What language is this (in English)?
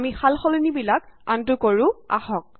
Assamese